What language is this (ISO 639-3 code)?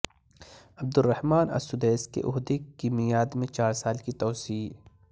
urd